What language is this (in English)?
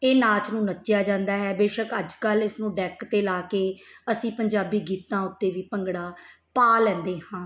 Punjabi